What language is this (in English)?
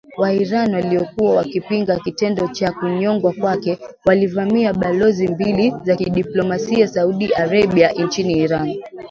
Swahili